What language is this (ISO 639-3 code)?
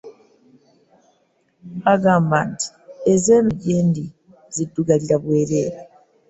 lug